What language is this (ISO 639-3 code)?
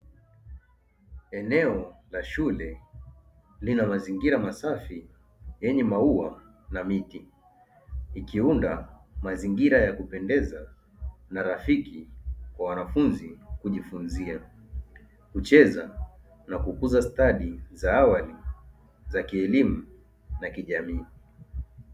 swa